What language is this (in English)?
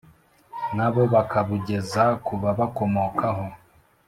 Kinyarwanda